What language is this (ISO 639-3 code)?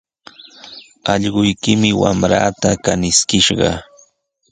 qws